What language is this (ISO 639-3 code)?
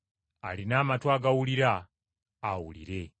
lug